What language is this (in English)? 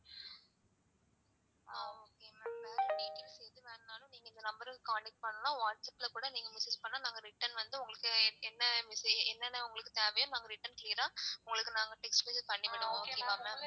Tamil